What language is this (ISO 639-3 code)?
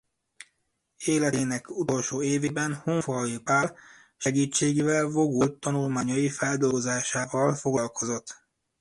hun